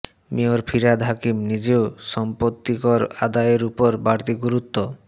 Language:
Bangla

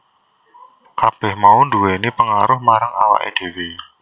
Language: Javanese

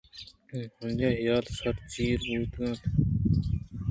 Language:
Eastern Balochi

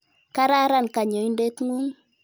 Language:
Kalenjin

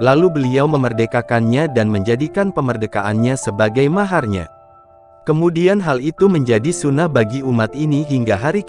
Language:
Indonesian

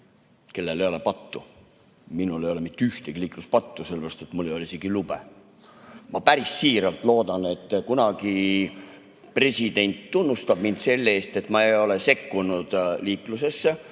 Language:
Estonian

